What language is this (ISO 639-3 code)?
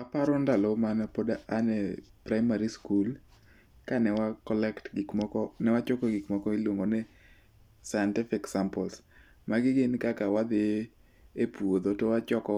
luo